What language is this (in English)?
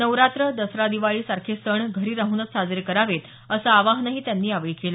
Marathi